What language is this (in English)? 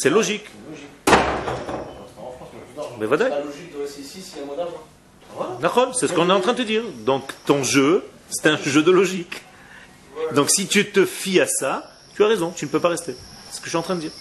French